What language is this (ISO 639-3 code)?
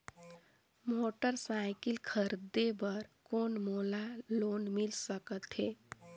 hne